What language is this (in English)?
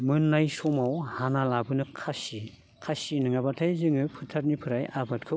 Bodo